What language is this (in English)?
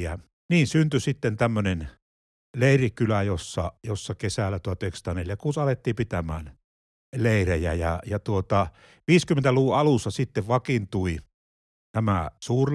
Finnish